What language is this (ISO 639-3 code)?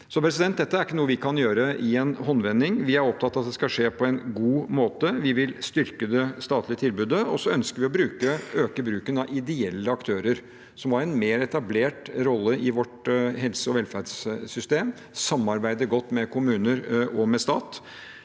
nor